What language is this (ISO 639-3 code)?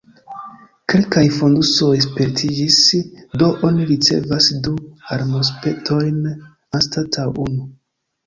epo